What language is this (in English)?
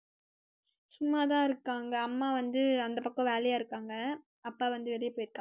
Tamil